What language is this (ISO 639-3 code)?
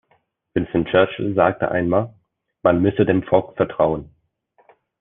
deu